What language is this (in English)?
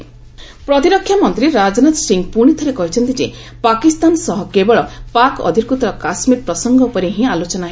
Odia